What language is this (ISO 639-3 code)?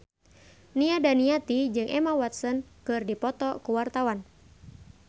sun